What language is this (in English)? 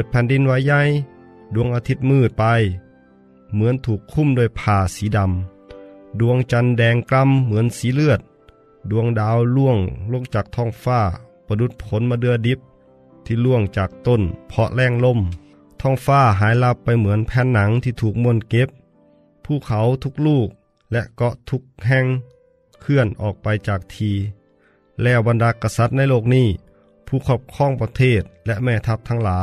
Thai